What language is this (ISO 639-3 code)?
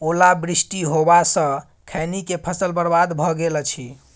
mai